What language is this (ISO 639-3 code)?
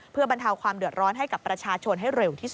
tha